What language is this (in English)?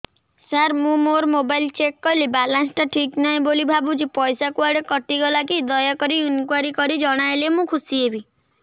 Odia